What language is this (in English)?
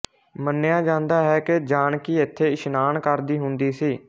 Punjabi